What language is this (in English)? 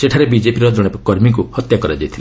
Odia